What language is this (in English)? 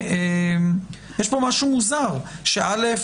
Hebrew